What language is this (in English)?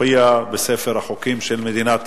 Hebrew